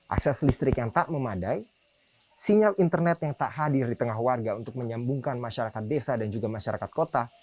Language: Indonesian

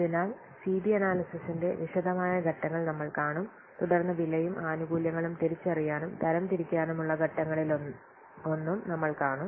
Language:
Malayalam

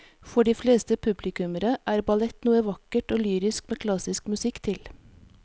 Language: Norwegian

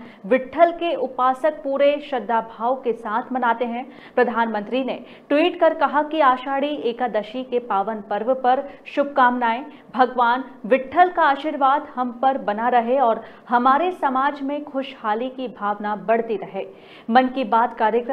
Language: Hindi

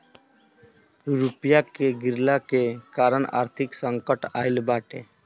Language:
Bhojpuri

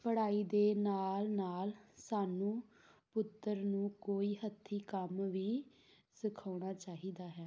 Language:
Punjabi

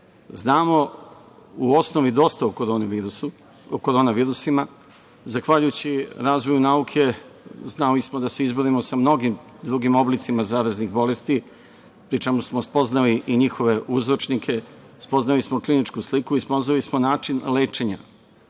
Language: Serbian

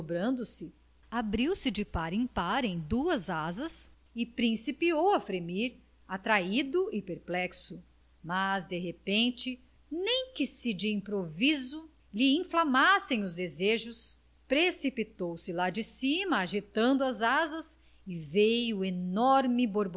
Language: Portuguese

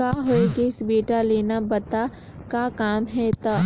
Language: Chhattisgarhi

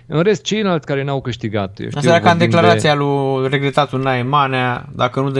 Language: Romanian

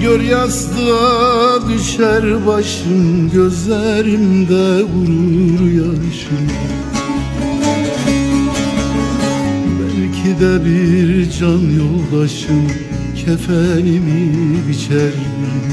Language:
Turkish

